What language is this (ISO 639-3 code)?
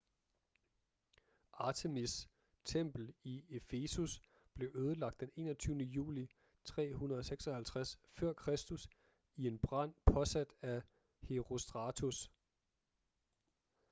dan